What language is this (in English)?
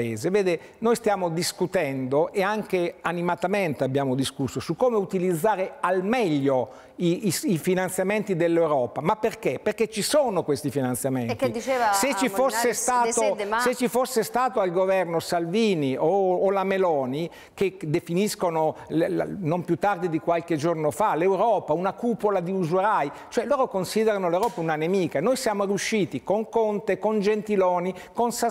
Italian